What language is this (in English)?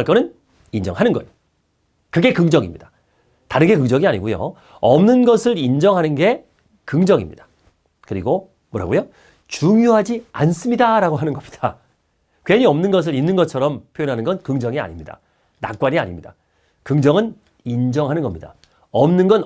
Korean